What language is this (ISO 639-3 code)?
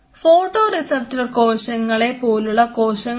mal